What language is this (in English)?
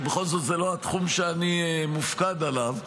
Hebrew